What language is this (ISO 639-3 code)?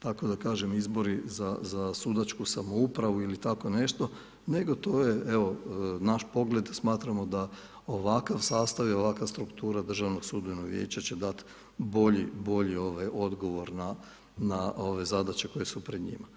hrv